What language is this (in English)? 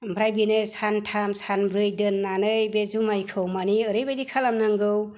Bodo